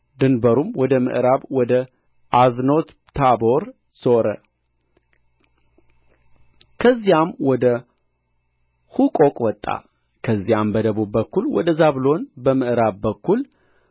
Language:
Amharic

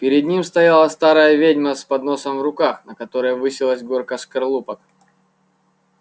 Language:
Russian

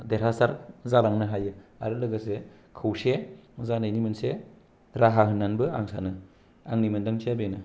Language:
Bodo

